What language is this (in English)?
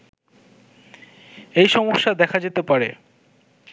Bangla